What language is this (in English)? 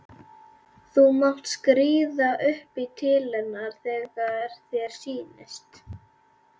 Icelandic